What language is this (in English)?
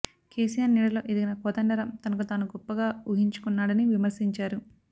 Telugu